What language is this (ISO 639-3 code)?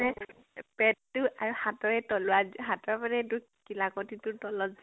asm